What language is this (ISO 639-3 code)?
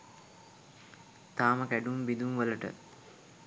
sin